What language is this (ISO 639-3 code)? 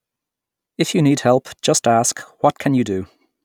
eng